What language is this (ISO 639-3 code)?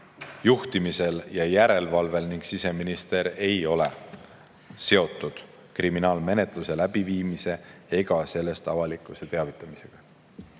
est